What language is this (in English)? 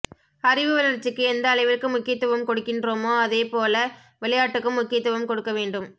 Tamil